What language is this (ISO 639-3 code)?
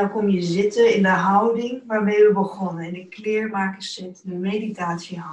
nld